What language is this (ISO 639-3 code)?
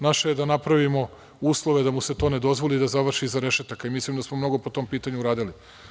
srp